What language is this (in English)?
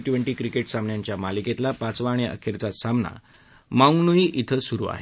Marathi